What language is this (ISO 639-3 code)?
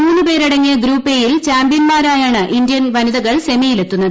mal